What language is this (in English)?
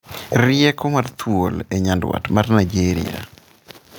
Luo (Kenya and Tanzania)